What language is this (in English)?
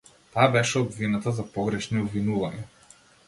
Macedonian